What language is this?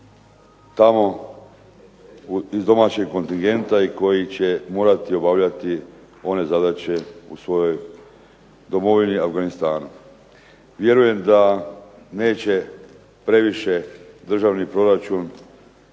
Croatian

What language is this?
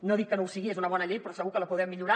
Catalan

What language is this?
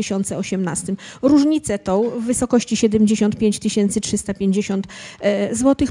Polish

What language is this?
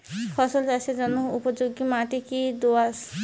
Bangla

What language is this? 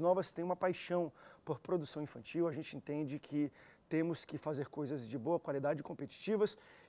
Portuguese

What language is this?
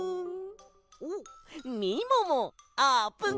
Japanese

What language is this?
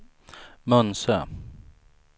Swedish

